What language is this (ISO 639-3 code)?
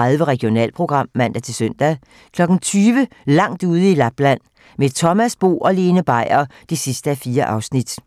dan